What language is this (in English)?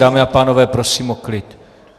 Czech